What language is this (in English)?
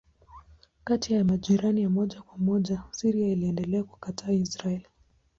Swahili